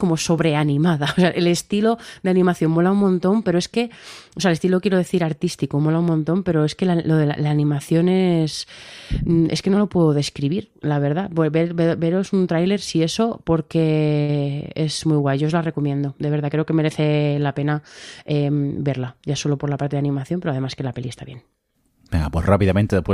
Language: Spanish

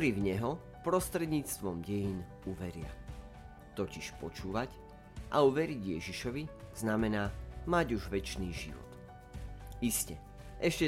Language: Slovak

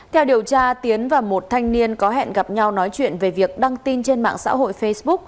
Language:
Vietnamese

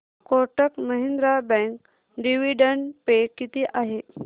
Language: Marathi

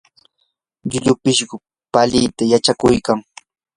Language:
Yanahuanca Pasco Quechua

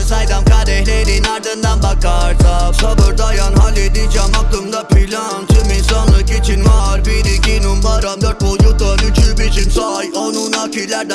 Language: Turkish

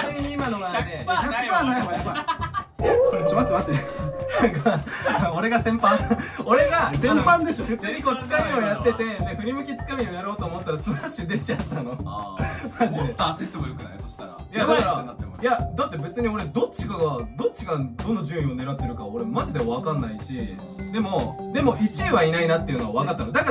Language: Japanese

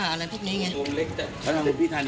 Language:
Thai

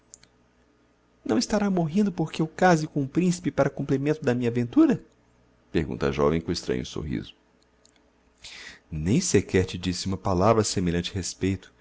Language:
Portuguese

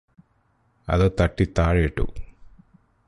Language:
Malayalam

